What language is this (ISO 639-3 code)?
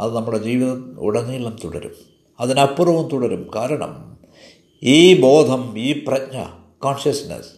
mal